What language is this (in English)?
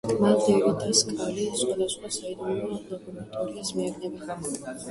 Georgian